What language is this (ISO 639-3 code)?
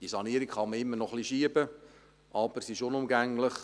gsw